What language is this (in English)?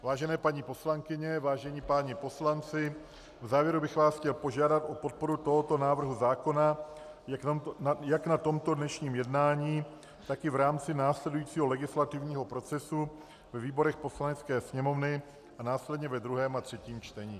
Czech